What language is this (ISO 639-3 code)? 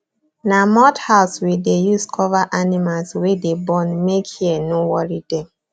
pcm